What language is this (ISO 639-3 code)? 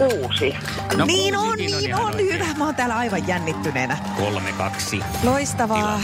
fin